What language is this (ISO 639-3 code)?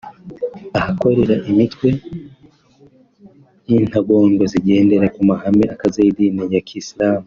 kin